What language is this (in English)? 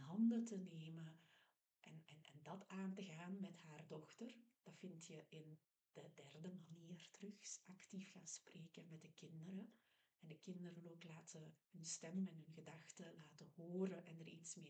Dutch